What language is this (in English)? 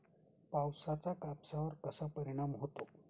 Marathi